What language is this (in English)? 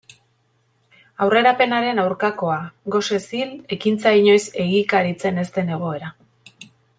Basque